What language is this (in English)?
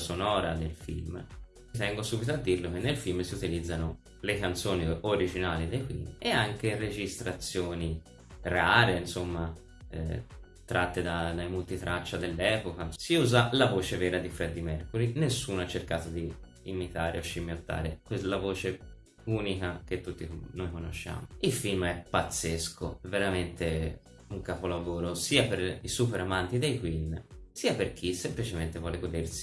Italian